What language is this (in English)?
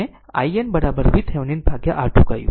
Gujarati